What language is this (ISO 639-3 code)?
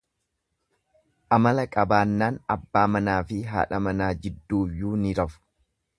orm